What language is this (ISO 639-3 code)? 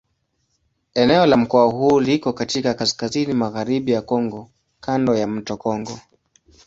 swa